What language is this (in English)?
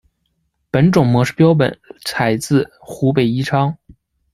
Chinese